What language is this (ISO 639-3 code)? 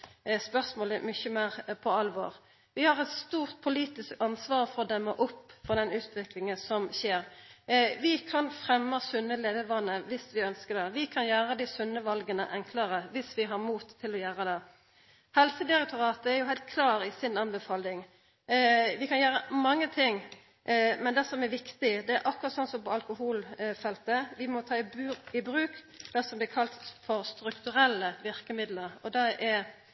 nno